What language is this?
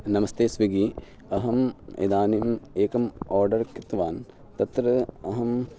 Sanskrit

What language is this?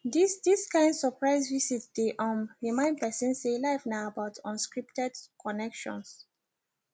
Nigerian Pidgin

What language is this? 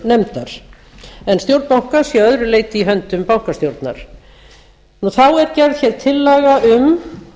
Icelandic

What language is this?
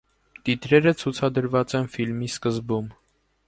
Armenian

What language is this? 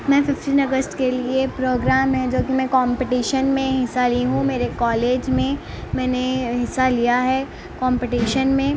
Urdu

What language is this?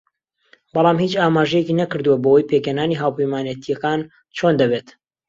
Central Kurdish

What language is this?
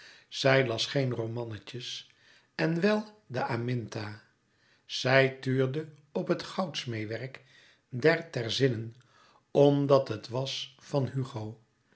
Dutch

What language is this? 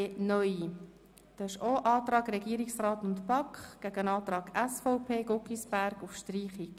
Swiss German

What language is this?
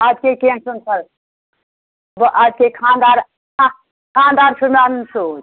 Kashmiri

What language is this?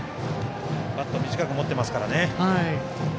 Japanese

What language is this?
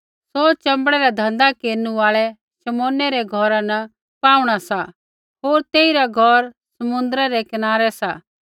Kullu Pahari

